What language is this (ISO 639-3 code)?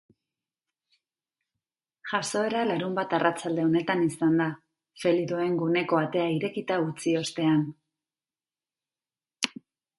eus